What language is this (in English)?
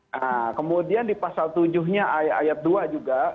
Indonesian